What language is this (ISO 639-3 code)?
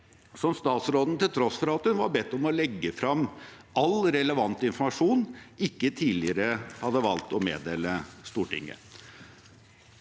nor